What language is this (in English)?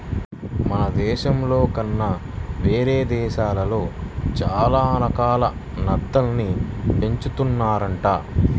Telugu